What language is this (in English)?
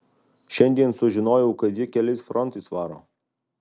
Lithuanian